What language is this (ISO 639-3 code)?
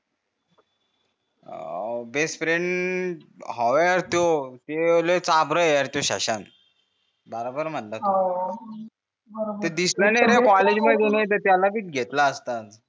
mar